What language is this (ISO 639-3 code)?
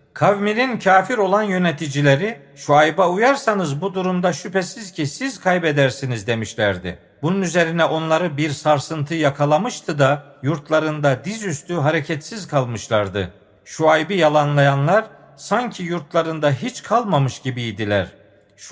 tur